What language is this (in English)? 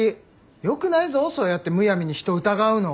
Japanese